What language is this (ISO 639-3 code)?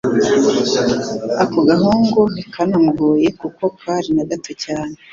kin